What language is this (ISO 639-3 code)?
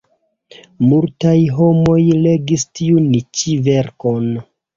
epo